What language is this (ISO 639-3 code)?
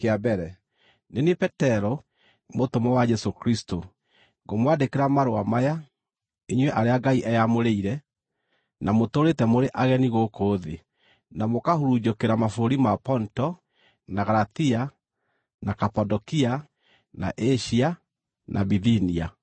kik